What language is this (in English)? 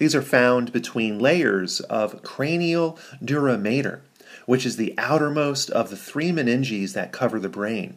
English